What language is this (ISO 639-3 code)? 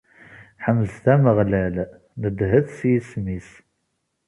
kab